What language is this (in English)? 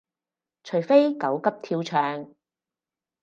Cantonese